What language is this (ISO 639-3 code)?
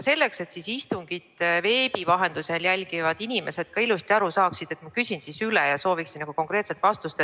est